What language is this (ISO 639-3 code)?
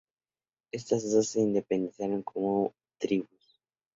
spa